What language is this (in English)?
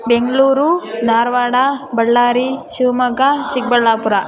Kannada